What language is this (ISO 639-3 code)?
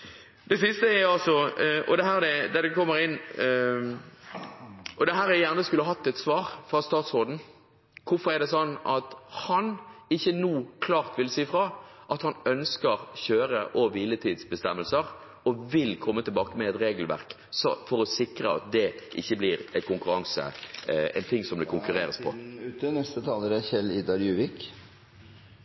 nor